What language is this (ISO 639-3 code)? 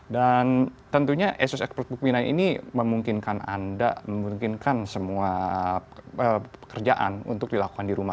ind